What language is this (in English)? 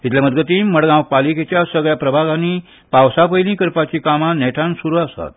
Konkani